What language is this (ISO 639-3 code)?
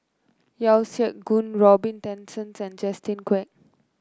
eng